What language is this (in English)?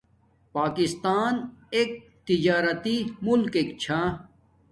Domaaki